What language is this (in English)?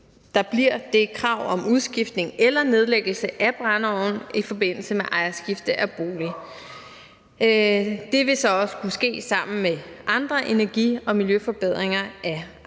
Danish